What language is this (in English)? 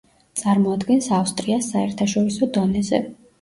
Georgian